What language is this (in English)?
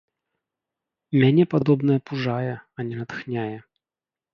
Belarusian